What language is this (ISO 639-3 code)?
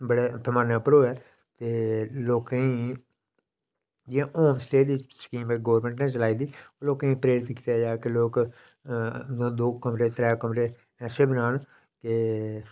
doi